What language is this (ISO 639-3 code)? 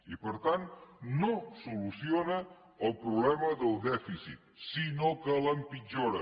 cat